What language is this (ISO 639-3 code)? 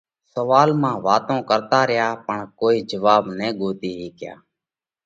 kvx